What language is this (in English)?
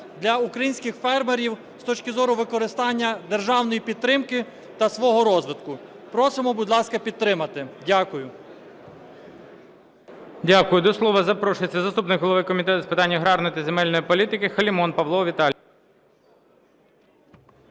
Ukrainian